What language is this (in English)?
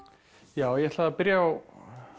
Icelandic